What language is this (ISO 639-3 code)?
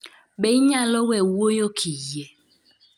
luo